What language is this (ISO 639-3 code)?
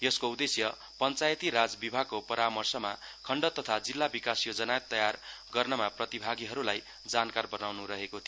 nep